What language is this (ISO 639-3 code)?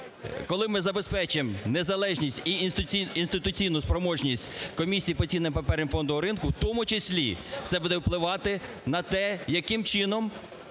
ukr